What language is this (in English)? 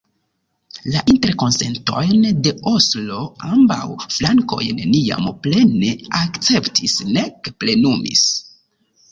Esperanto